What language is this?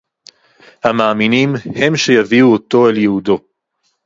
Hebrew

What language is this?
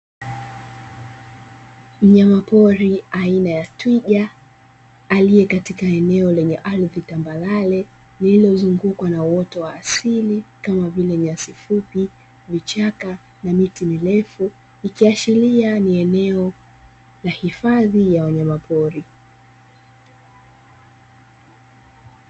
Swahili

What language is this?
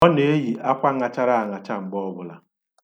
Igbo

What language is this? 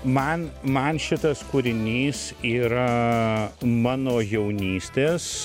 Lithuanian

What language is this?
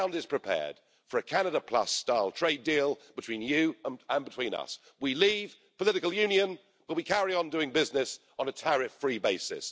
English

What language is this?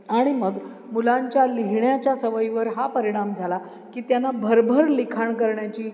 Marathi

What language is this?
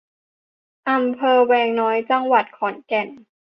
Thai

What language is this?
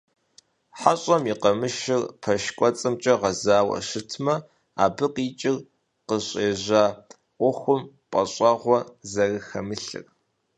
Kabardian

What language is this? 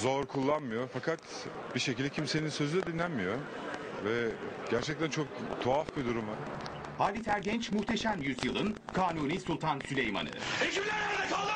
Turkish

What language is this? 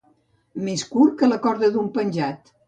Catalan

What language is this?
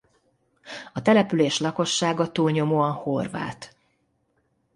Hungarian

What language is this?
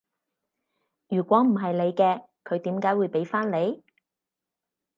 Cantonese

